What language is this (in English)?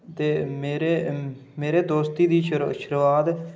Dogri